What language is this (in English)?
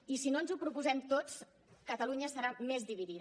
Catalan